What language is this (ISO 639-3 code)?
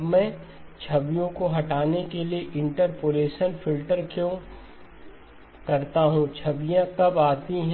hin